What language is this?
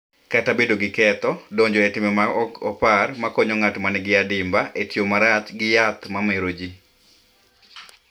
Luo (Kenya and Tanzania)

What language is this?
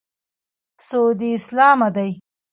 Pashto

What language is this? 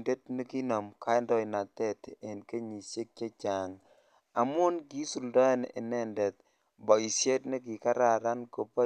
Kalenjin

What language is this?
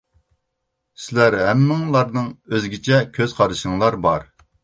Uyghur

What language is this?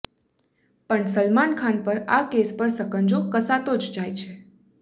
Gujarati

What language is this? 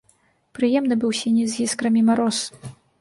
Belarusian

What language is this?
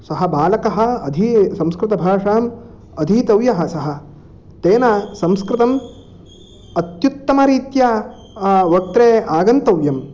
Sanskrit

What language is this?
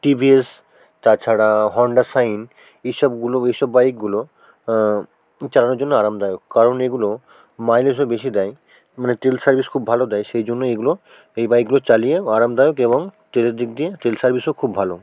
Bangla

